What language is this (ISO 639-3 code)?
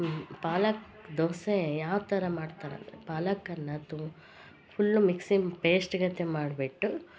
kan